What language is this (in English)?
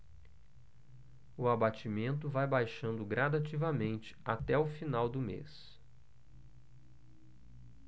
Portuguese